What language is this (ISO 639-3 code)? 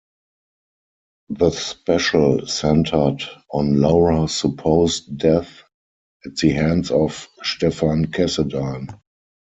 eng